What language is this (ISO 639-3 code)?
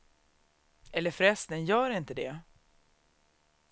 swe